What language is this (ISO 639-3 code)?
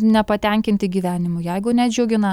lit